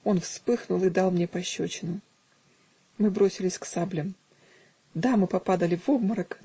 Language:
Russian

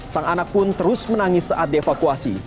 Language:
Indonesian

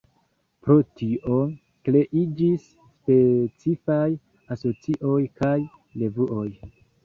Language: Esperanto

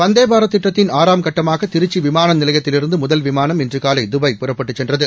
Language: Tamil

